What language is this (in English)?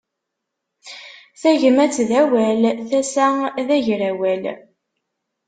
Kabyle